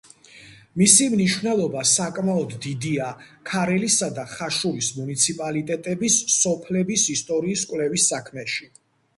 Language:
Georgian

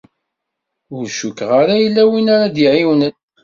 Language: Kabyle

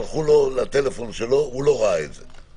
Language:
Hebrew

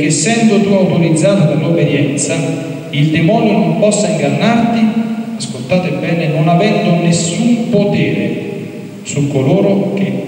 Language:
Italian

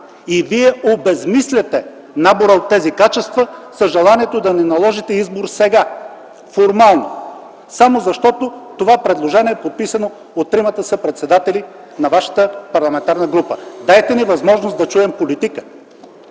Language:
Bulgarian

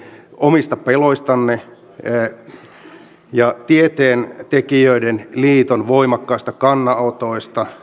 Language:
Finnish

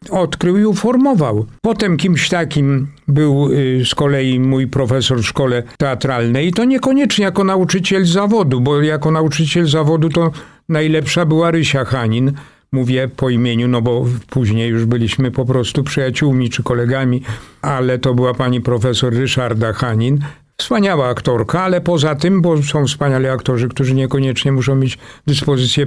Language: Polish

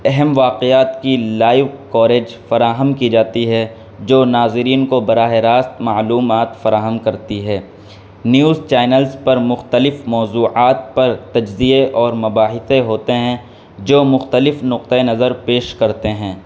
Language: Urdu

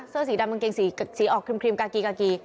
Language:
Thai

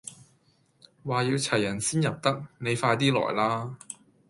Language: Cantonese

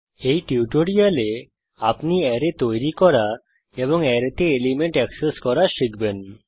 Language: Bangla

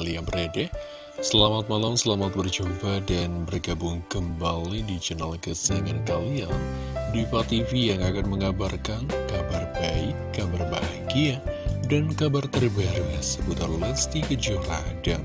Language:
Indonesian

